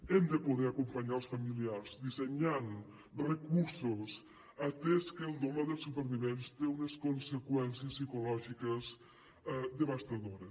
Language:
Catalan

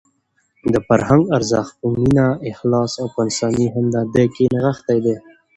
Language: Pashto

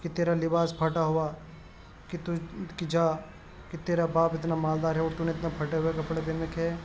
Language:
Urdu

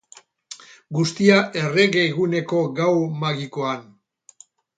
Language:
Basque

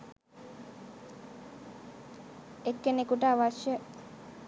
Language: Sinhala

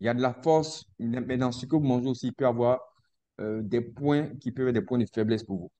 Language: French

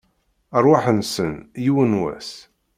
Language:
Kabyle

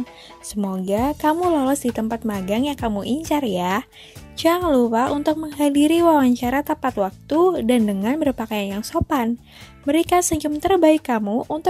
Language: Indonesian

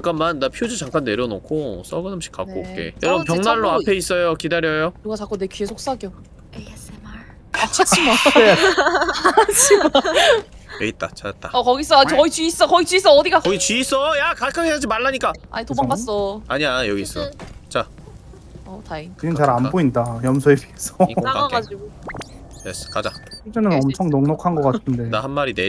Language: Korean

